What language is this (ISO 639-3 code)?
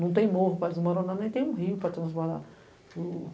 por